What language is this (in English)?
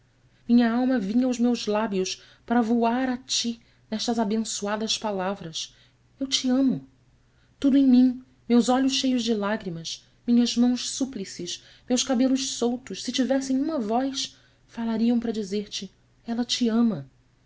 Portuguese